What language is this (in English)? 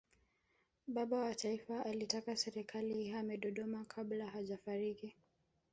Swahili